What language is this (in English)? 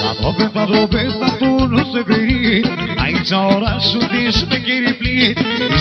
Romanian